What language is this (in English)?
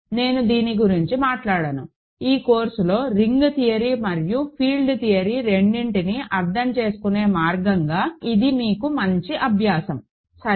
Telugu